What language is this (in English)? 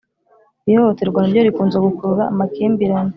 Kinyarwanda